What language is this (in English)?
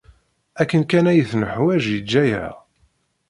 Kabyle